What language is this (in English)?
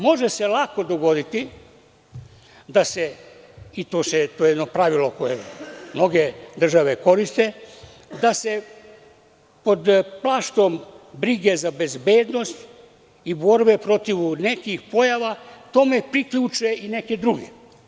Serbian